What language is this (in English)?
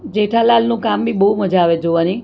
Gujarati